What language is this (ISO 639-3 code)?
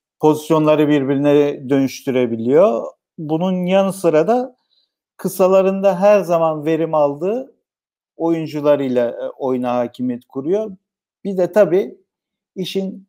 tur